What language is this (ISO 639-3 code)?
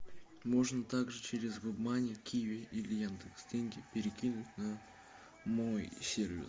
rus